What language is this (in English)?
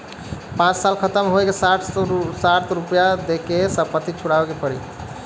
Bhojpuri